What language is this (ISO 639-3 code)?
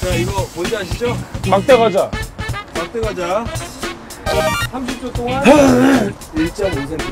kor